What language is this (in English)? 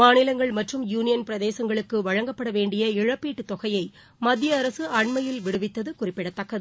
Tamil